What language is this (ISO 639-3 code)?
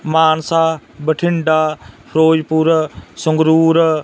pan